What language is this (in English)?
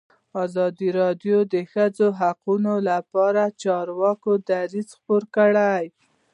Pashto